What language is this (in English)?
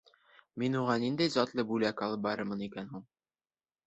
Bashkir